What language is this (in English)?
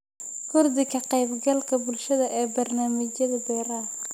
Somali